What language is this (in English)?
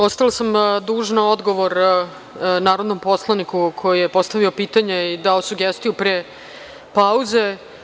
Serbian